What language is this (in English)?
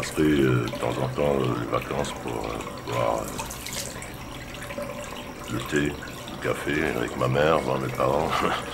French